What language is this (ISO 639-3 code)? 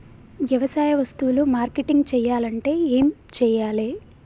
tel